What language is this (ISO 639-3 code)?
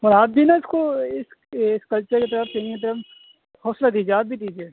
urd